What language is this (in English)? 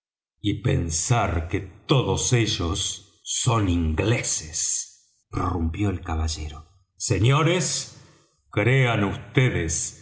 Spanish